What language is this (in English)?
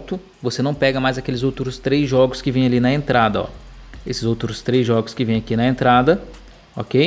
Portuguese